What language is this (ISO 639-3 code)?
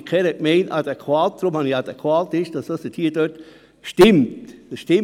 gsw